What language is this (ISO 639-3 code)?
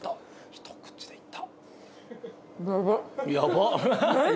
jpn